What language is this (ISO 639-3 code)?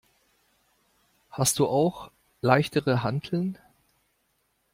deu